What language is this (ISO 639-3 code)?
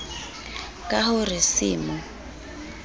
sot